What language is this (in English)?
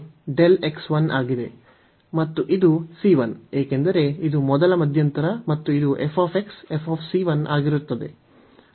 Kannada